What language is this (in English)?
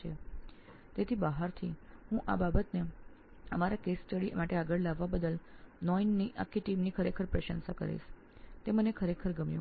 Gujarati